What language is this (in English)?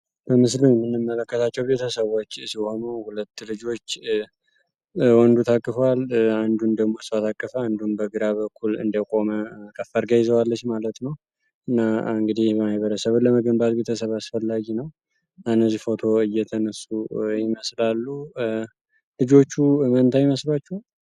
Amharic